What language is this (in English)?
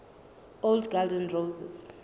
Southern Sotho